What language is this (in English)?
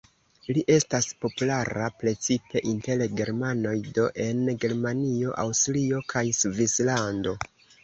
Esperanto